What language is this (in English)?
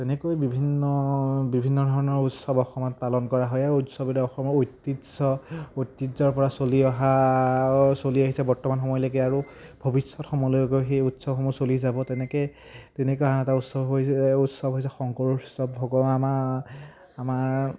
Assamese